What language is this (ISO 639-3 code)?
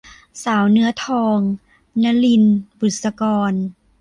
tha